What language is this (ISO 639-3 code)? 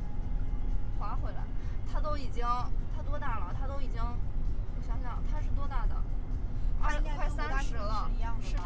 zho